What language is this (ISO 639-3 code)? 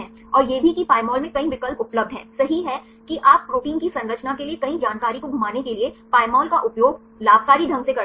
hin